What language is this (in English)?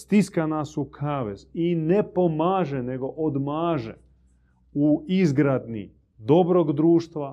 Croatian